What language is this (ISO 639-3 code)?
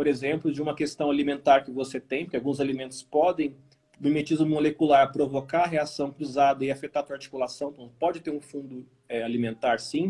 por